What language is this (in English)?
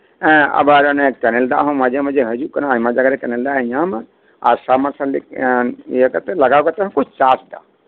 Santali